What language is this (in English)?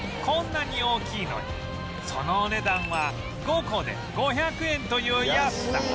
Japanese